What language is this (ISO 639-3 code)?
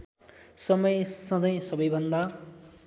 nep